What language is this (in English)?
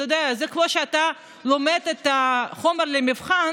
Hebrew